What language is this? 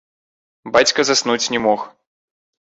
Belarusian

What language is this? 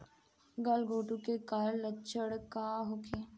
Bhojpuri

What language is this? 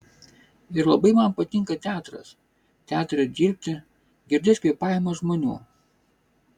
Lithuanian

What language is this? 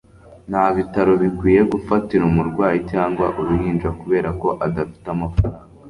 Kinyarwanda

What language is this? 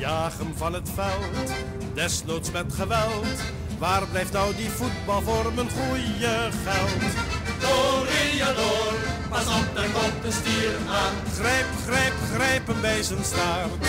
Dutch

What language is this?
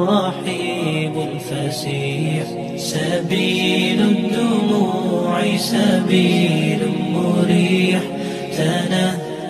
Arabic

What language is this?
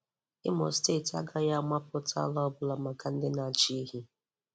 Igbo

